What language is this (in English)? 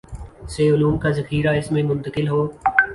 Urdu